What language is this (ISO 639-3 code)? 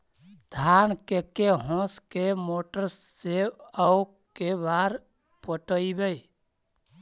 mag